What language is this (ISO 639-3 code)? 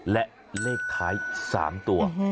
tha